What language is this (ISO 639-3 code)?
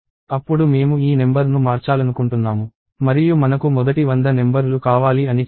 tel